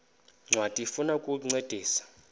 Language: Xhosa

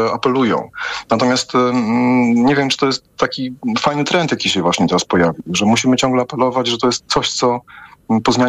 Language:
Polish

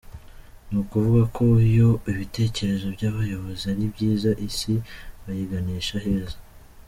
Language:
Kinyarwanda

